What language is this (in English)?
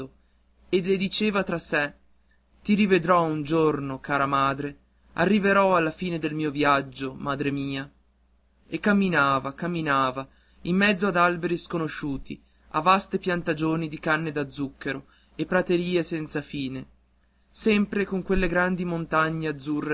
Italian